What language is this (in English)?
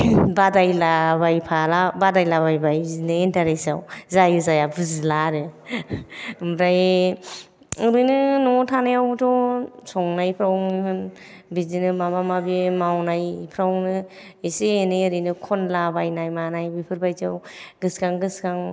Bodo